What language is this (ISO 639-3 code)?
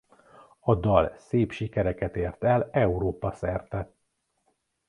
hun